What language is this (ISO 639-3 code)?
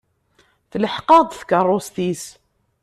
kab